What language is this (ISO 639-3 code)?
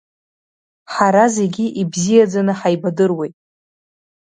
abk